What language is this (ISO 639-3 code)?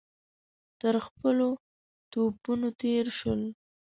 pus